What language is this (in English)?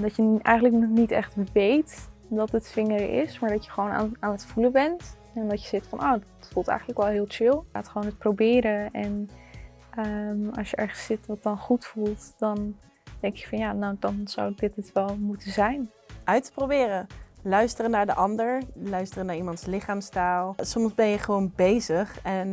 Dutch